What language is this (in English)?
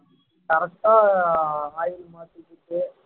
Tamil